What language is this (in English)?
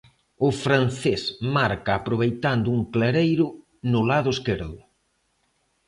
Galician